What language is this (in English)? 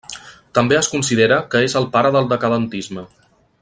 Catalan